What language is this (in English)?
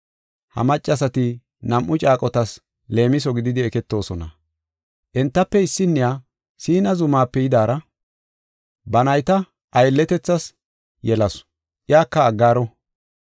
Gofa